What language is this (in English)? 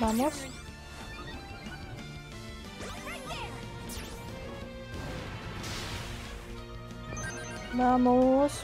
Spanish